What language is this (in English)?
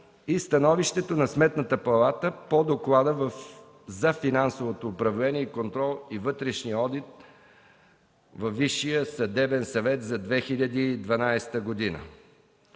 Bulgarian